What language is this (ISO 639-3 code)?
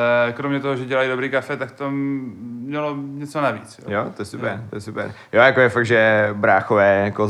ces